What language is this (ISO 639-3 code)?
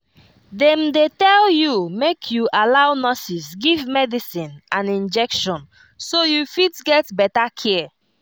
pcm